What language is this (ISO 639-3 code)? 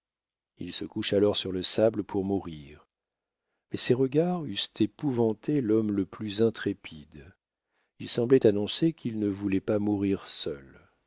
fra